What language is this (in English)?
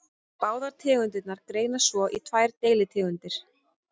Icelandic